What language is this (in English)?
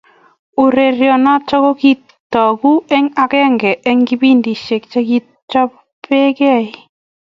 Kalenjin